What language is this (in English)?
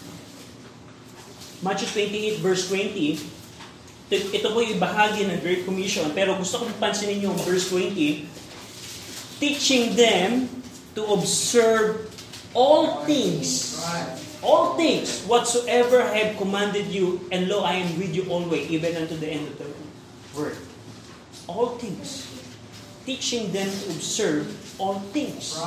Filipino